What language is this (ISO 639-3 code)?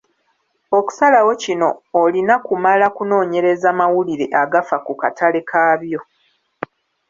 lug